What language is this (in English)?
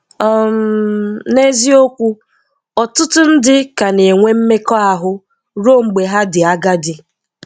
Igbo